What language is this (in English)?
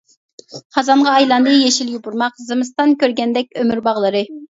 Uyghur